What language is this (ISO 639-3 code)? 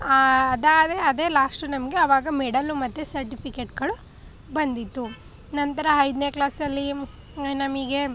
kan